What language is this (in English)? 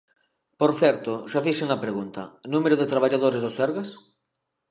Galician